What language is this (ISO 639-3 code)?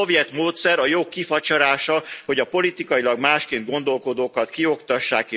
hun